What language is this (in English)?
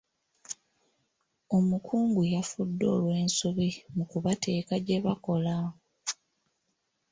Ganda